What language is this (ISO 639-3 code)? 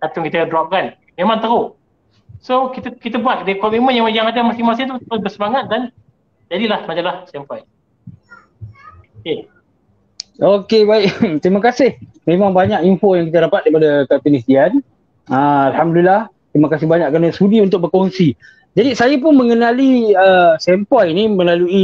msa